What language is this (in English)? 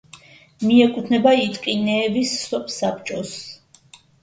Georgian